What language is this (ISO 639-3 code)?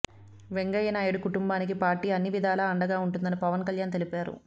tel